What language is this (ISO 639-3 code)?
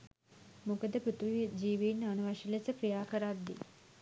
sin